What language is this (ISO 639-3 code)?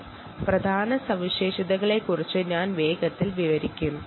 mal